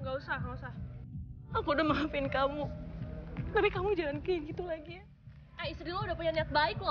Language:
Indonesian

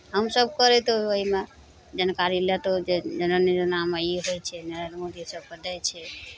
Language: Maithili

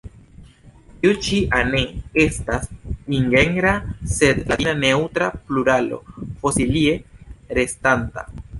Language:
Esperanto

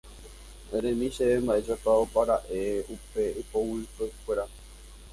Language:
Guarani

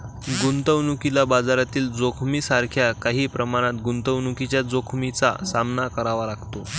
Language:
Marathi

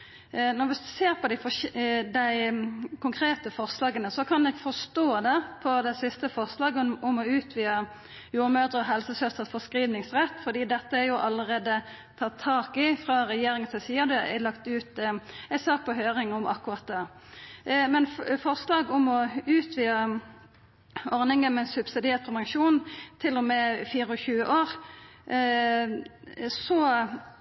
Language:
Norwegian Nynorsk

